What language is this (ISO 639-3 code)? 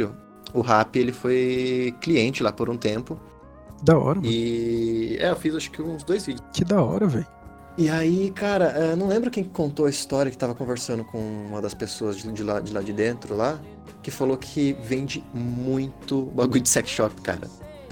por